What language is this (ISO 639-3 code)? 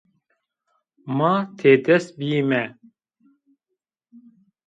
zza